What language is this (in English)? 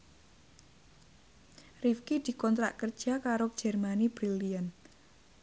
Javanese